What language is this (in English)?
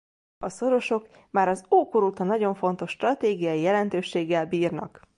Hungarian